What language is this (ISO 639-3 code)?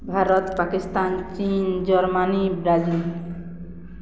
ori